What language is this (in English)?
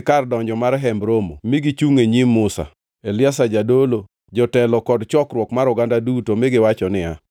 Luo (Kenya and Tanzania)